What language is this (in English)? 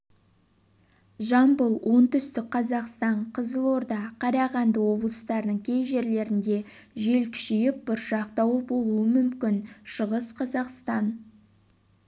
Kazakh